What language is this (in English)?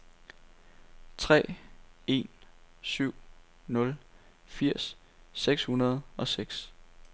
Danish